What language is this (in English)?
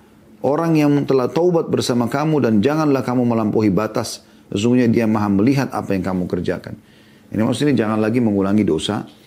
Indonesian